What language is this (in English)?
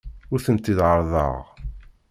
Kabyle